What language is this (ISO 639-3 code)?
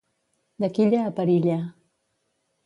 cat